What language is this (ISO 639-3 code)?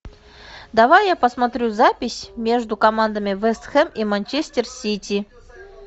rus